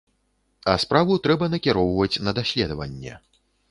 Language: Belarusian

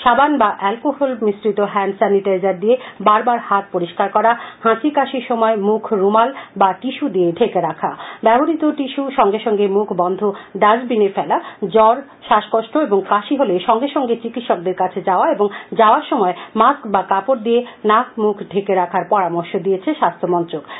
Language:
Bangla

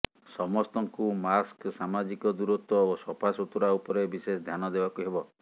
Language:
Odia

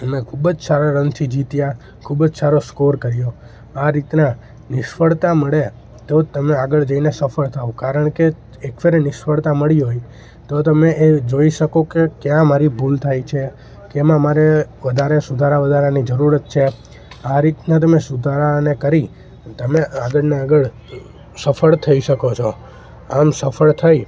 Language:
Gujarati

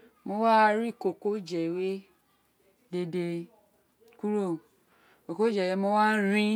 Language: Isekiri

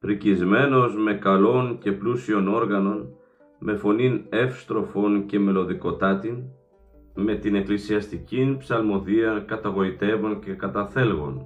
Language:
Greek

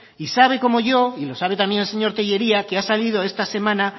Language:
Spanish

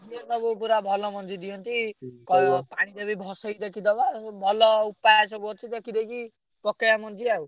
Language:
Odia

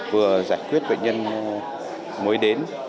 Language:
Vietnamese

